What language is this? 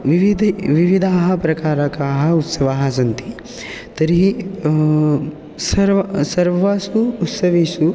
Sanskrit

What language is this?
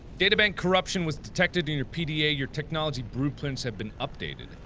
English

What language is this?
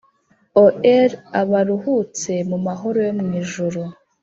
Kinyarwanda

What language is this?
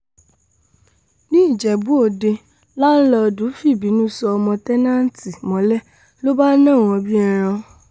Yoruba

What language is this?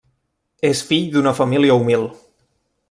Catalan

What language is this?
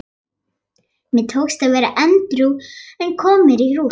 Icelandic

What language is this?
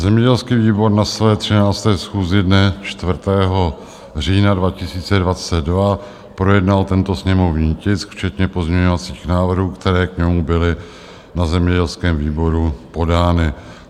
Czech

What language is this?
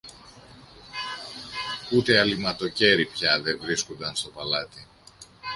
Greek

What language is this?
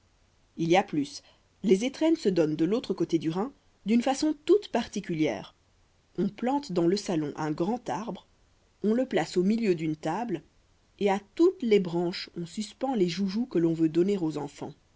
French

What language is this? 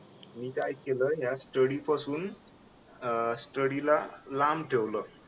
Marathi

